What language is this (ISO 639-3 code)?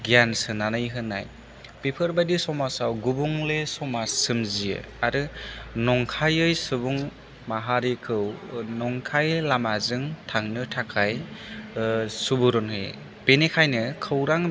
brx